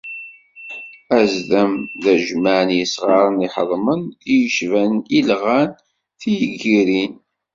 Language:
Kabyle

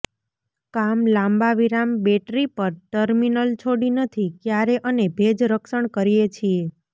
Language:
Gujarati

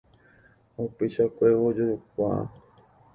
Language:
Guarani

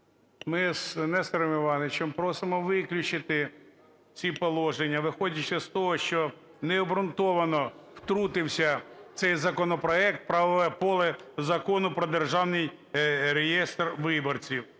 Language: Ukrainian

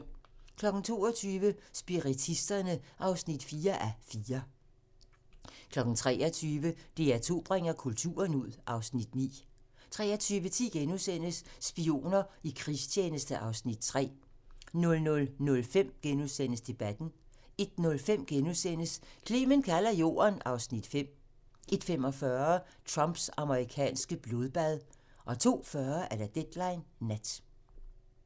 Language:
Danish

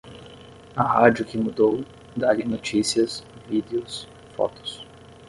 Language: Portuguese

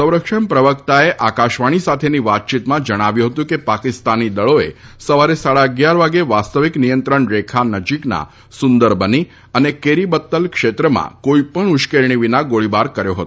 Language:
Gujarati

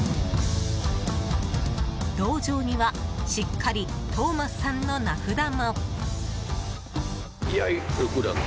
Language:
Japanese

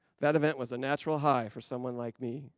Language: English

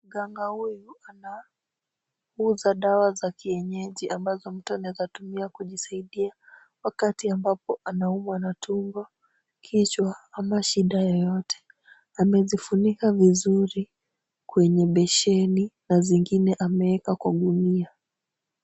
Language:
Swahili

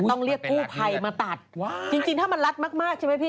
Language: Thai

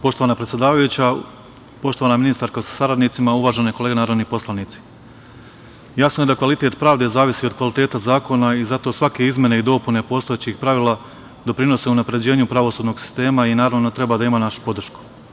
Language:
Serbian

